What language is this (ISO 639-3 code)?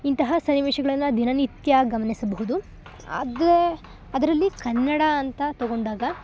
kan